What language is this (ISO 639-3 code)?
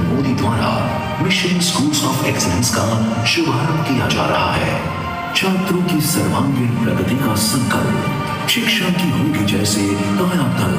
hin